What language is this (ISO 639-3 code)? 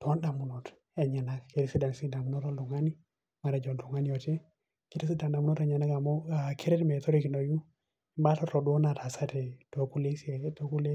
mas